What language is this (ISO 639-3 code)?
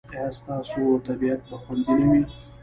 pus